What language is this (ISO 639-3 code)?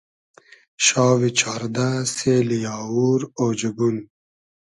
haz